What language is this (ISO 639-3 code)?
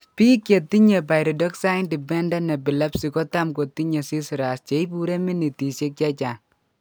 kln